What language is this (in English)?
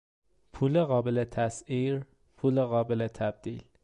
Persian